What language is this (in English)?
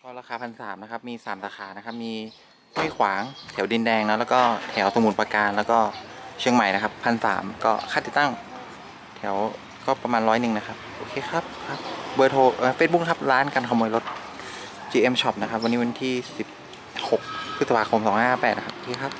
Thai